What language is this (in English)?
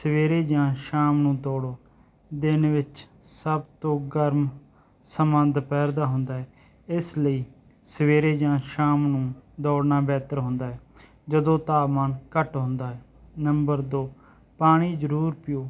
Punjabi